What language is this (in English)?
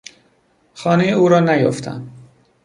Persian